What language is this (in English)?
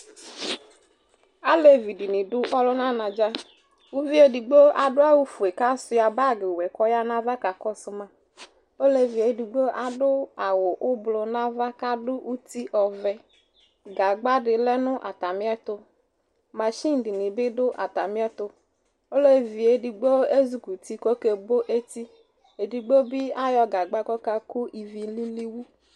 Ikposo